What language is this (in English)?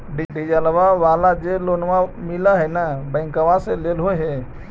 Magahi